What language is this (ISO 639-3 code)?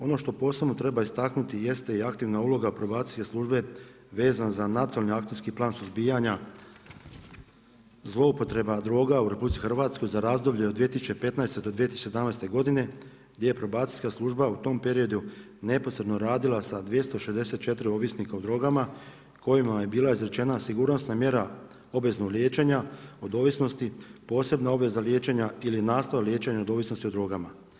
hrv